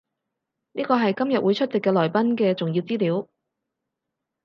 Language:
Cantonese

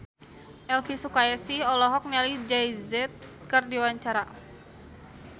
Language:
Sundanese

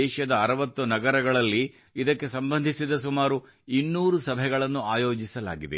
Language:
Kannada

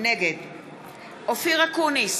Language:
Hebrew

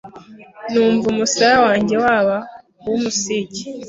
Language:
Kinyarwanda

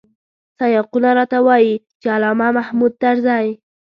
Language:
Pashto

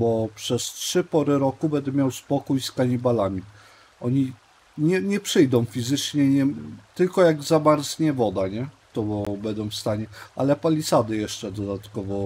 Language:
Polish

